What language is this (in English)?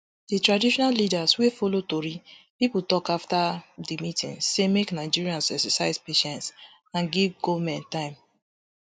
Nigerian Pidgin